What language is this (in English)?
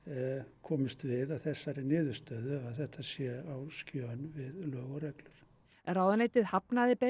Icelandic